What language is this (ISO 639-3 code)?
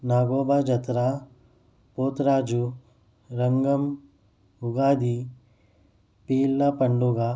urd